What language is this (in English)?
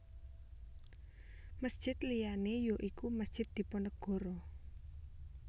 Javanese